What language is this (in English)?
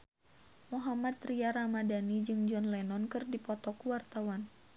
Sundanese